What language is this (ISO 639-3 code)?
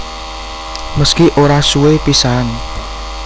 jav